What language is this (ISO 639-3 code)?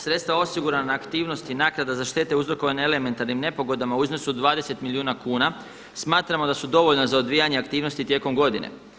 hrv